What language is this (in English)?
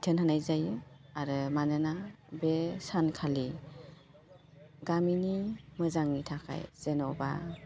Bodo